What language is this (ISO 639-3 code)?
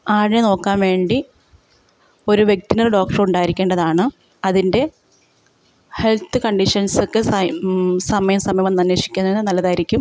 mal